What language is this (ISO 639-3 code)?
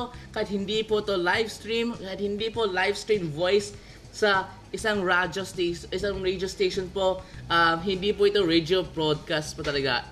fil